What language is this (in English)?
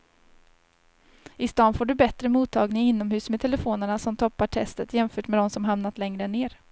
Swedish